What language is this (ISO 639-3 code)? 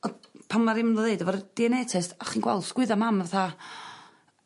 cym